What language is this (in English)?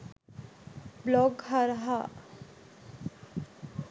Sinhala